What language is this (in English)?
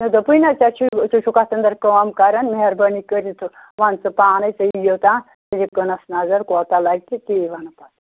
Kashmiri